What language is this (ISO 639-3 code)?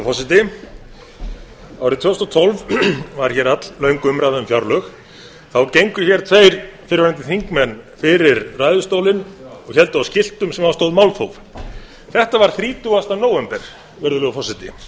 isl